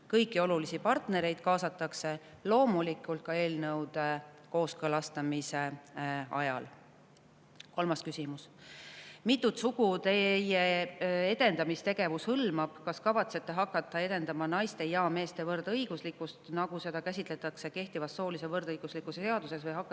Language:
Estonian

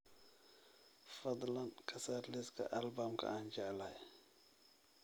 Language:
Somali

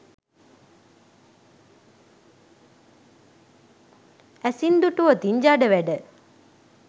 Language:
Sinhala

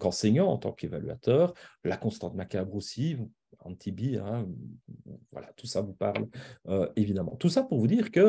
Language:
French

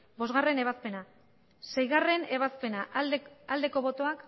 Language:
Basque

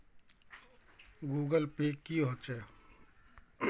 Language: Magahi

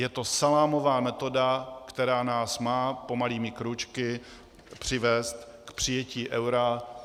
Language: Czech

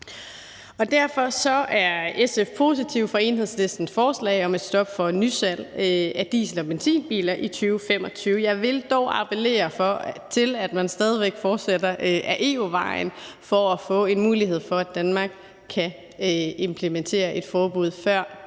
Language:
Danish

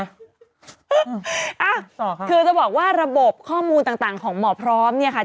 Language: Thai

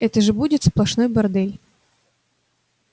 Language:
Russian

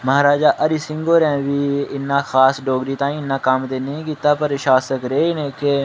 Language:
Dogri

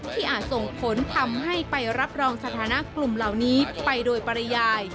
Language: Thai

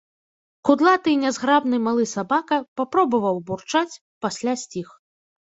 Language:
Belarusian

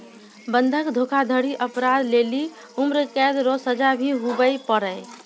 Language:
Maithili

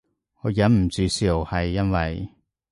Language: Cantonese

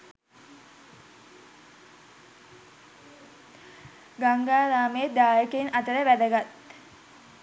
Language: Sinhala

